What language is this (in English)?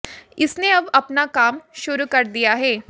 Hindi